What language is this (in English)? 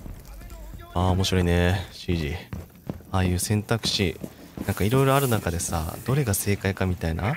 Japanese